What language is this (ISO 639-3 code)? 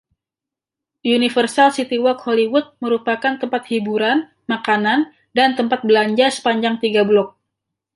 ind